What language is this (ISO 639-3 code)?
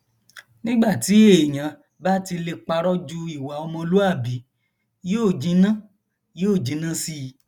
yor